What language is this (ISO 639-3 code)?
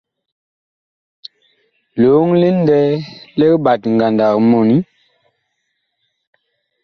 bkh